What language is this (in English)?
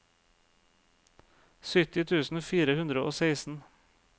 Norwegian